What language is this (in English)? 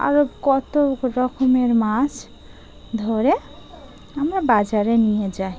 Bangla